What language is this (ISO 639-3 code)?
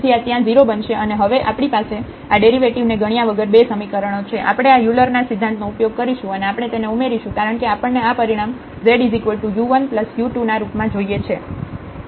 guj